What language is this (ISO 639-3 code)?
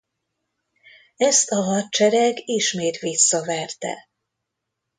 hun